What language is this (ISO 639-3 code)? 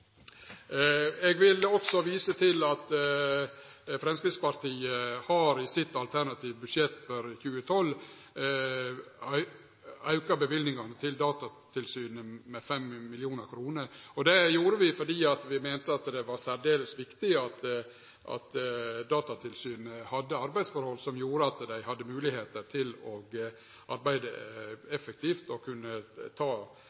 nno